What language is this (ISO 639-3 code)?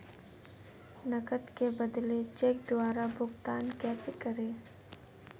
hin